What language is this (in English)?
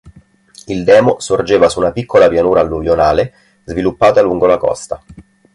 Italian